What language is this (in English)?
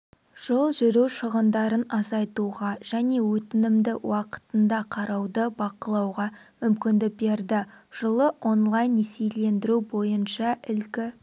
Kazakh